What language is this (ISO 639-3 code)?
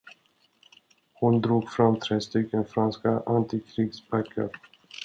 swe